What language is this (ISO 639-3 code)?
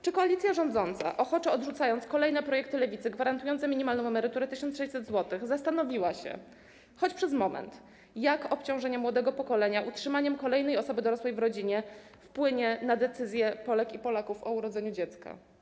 pol